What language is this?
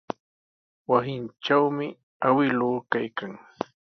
Sihuas Ancash Quechua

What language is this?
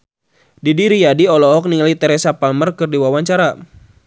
Sundanese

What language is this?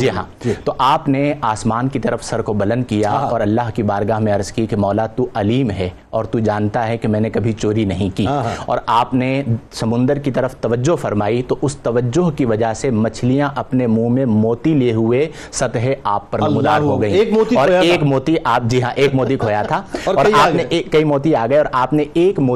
Urdu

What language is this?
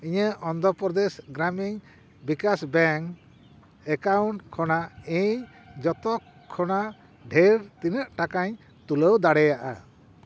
Santali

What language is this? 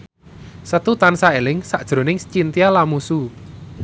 Javanese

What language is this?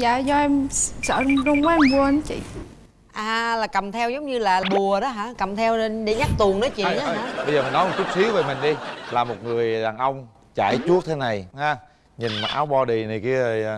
Vietnamese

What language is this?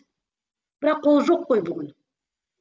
Kazakh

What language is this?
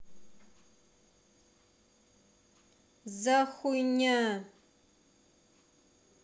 Russian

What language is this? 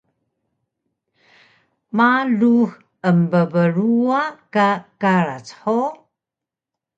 Taroko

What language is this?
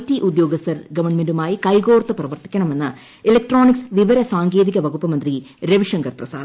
Malayalam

